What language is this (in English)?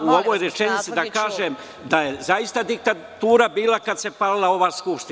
Serbian